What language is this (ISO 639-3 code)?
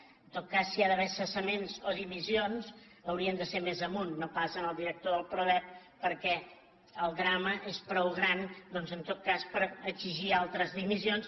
cat